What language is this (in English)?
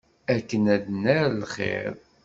Kabyle